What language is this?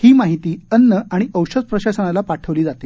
Marathi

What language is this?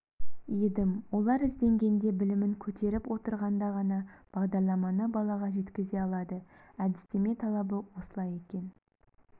Kazakh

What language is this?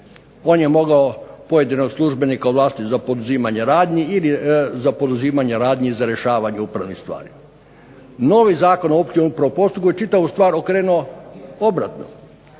Croatian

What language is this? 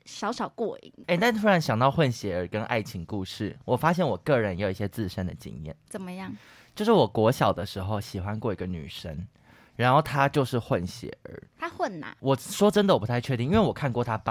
Chinese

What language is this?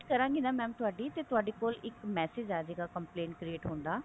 Punjabi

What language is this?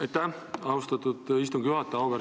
Estonian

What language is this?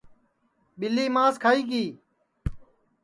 Sansi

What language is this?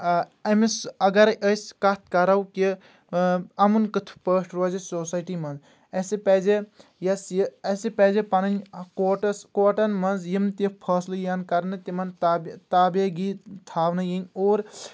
Kashmiri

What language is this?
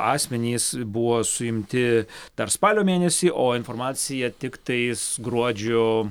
Lithuanian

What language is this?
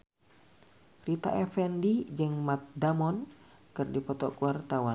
Sundanese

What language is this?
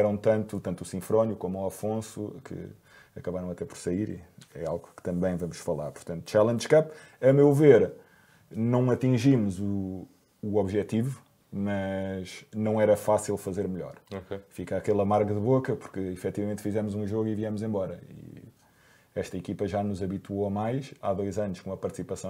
Portuguese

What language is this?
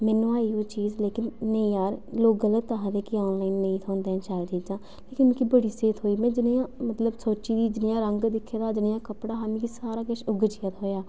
Dogri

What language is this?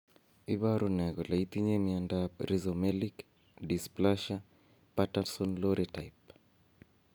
Kalenjin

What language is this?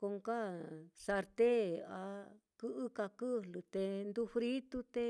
Mitlatongo Mixtec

